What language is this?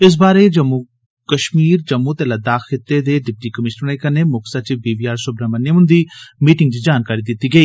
Dogri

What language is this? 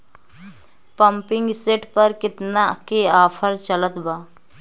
Bhojpuri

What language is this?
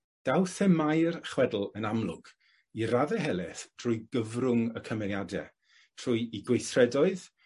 Welsh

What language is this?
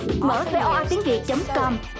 Vietnamese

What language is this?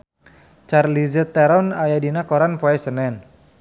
Sundanese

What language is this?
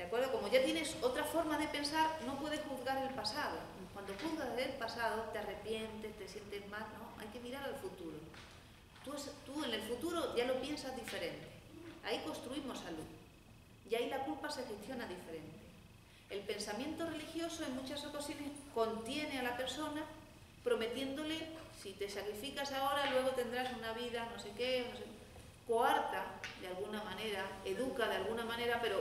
Spanish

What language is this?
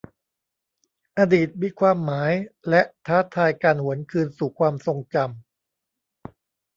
Thai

